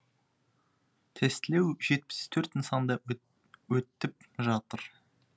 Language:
Kazakh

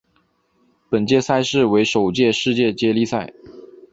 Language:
Chinese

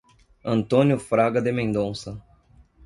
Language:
Portuguese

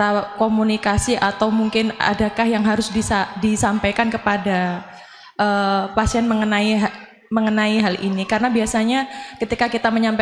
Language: Indonesian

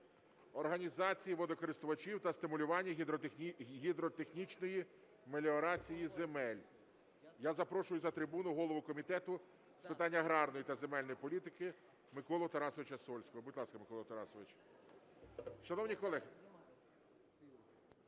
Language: Ukrainian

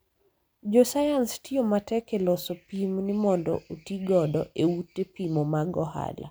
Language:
Luo (Kenya and Tanzania)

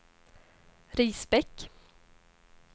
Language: Swedish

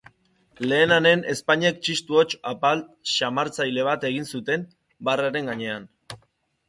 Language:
Basque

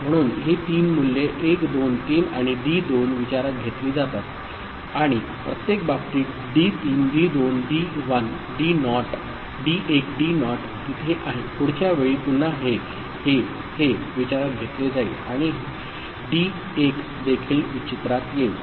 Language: Marathi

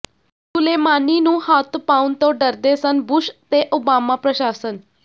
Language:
Punjabi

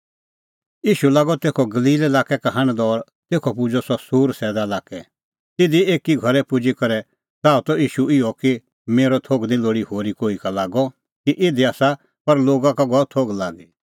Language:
Kullu Pahari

